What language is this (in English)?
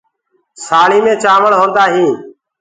Gurgula